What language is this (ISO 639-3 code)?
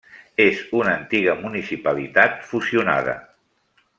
cat